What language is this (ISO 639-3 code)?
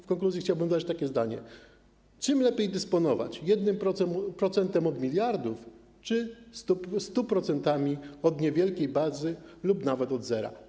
pol